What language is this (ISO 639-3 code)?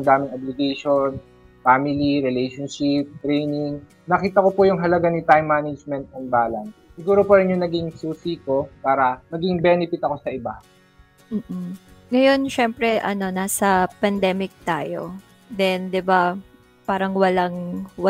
fil